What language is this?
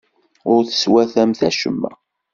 Kabyle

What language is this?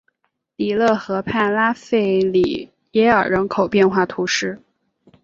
Chinese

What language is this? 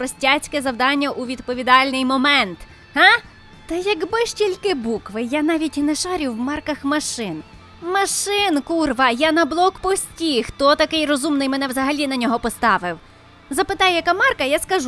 Ukrainian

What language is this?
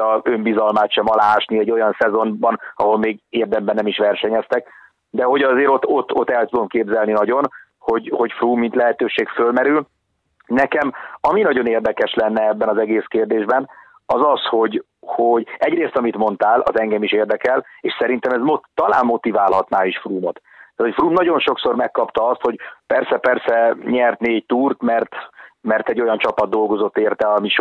Hungarian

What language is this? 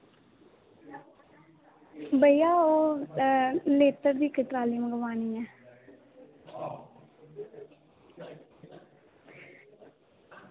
Dogri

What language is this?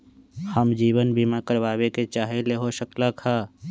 Magahi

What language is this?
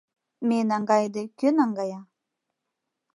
Mari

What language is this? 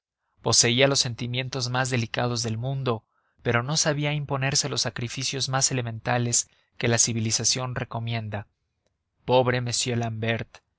Spanish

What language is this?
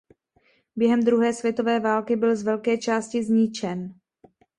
Czech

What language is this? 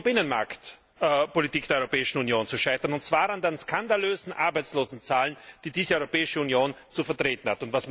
German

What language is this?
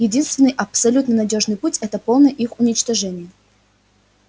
Russian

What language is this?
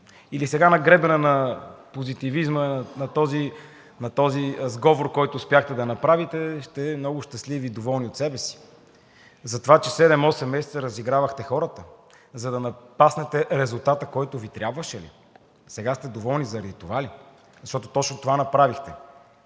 Bulgarian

